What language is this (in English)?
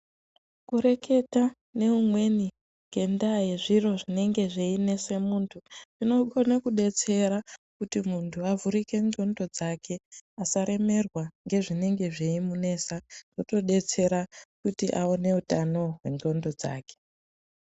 Ndau